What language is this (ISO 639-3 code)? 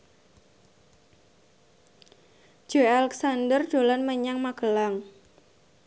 jav